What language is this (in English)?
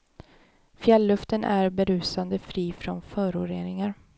Swedish